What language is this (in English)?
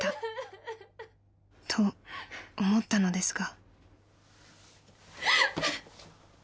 Japanese